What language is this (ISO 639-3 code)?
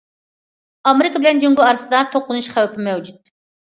uig